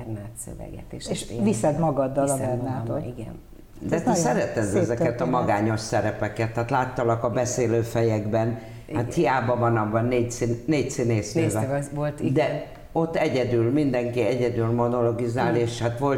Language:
Hungarian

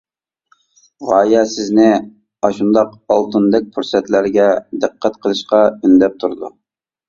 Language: Uyghur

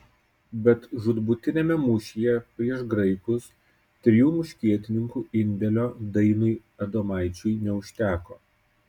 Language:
Lithuanian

